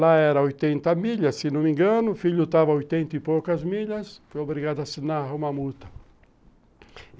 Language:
Portuguese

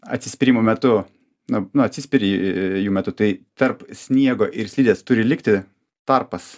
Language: Lithuanian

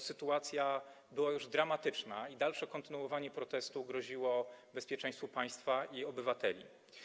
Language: Polish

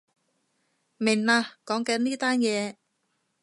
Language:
Cantonese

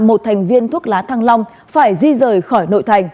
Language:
Vietnamese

